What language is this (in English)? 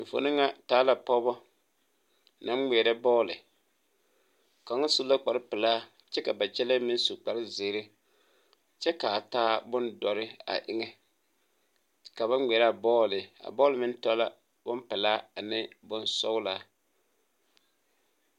Southern Dagaare